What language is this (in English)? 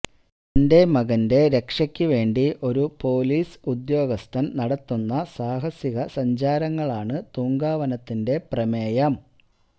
Malayalam